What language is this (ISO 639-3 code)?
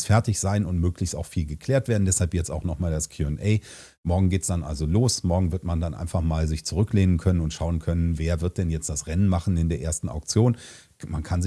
deu